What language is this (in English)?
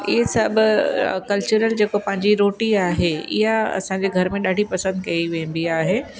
Sindhi